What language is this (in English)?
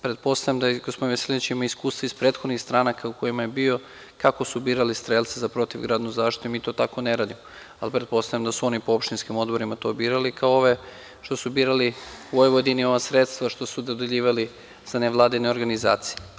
Serbian